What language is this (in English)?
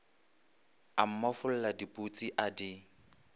Northern Sotho